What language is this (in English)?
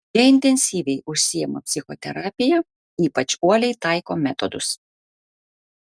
Lithuanian